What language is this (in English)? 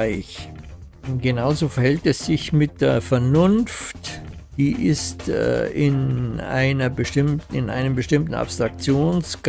German